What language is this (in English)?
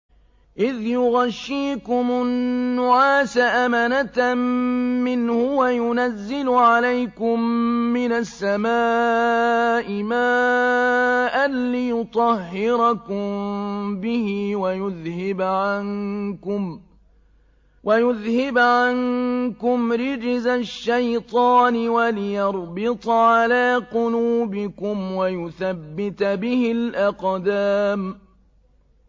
Arabic